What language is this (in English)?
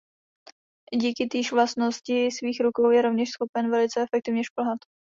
Czech